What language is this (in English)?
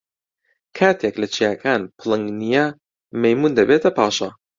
Central Kurdish